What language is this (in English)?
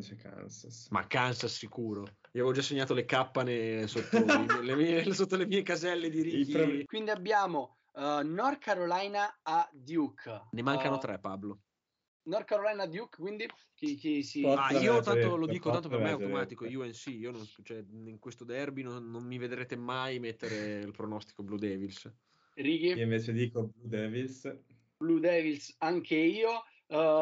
Italian